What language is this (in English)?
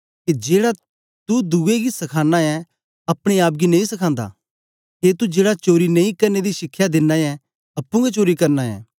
Dogri